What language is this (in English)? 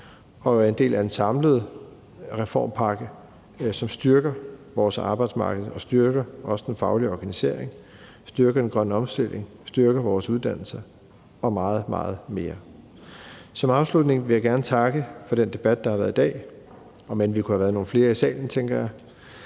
Danish